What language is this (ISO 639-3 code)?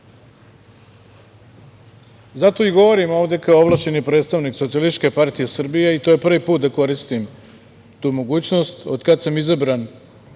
srp